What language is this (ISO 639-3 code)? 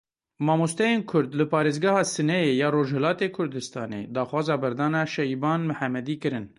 kur